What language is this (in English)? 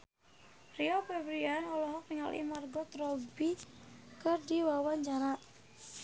Sundanese